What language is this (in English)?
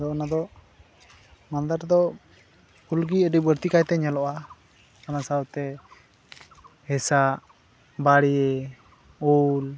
Santali